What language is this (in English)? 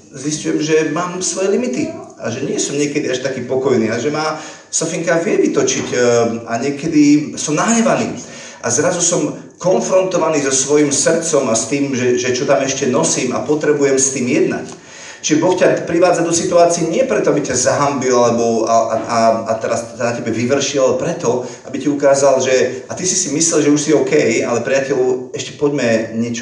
Slovak